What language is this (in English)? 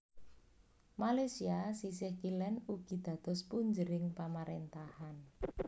Javanese